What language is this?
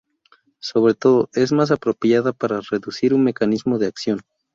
Spanish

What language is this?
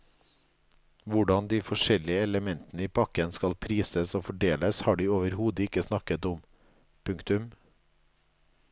Norwegian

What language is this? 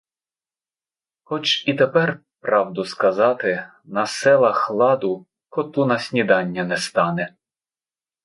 Ukrainian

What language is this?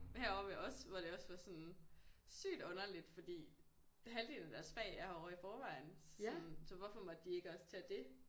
Danish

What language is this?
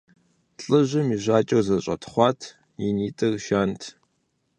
Kabardian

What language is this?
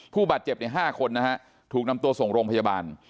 Thai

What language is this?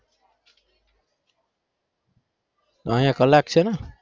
Gujarati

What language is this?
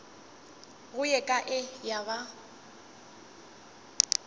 Northern Sotho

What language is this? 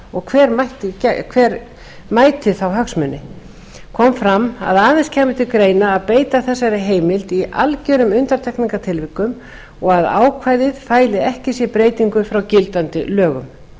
Icelandic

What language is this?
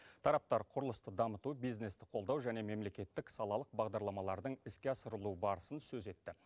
Kazakh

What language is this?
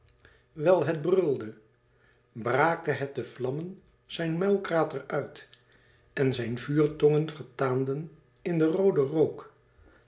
Dutch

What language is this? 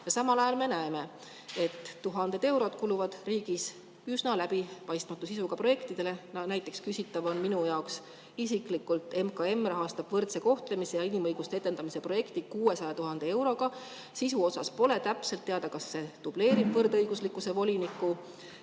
Estonian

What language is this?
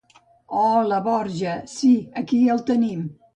Catalan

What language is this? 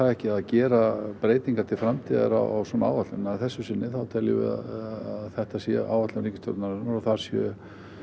Icelandic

